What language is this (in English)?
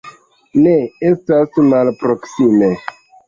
Esperanto